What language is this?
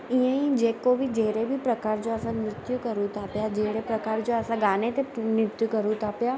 Sindhi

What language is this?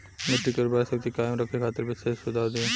Bhojpuri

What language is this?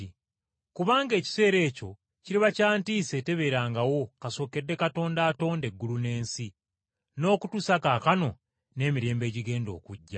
Ganda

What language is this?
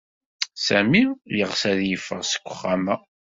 Kabyle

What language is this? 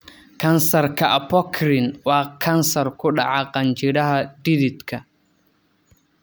Somali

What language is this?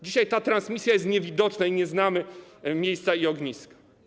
Polish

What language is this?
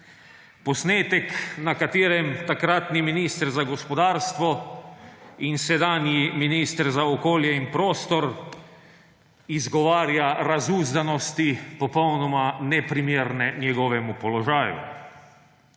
Slovenian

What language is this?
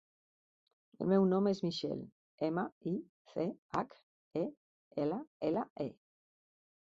Catalan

